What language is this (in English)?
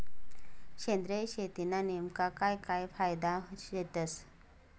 Marathi